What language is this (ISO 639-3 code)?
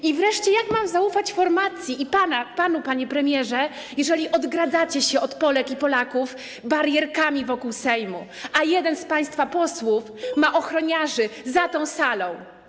pol